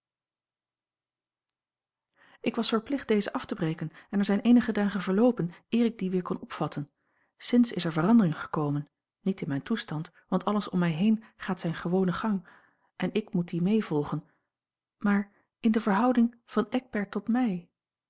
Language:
Dutch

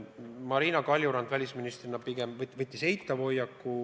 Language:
Estonian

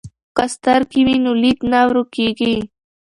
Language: Pashto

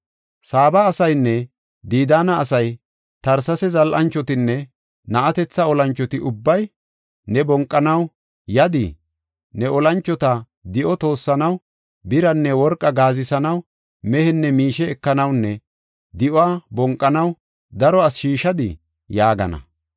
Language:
Gofa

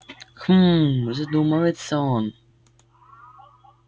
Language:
Russian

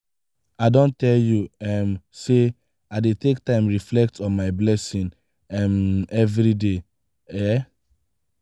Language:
Nigerian Pidgin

